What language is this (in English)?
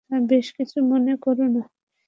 Bangla